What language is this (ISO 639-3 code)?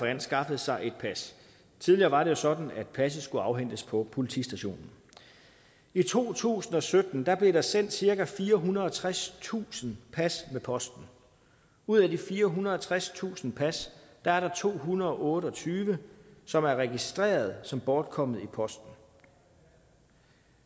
dan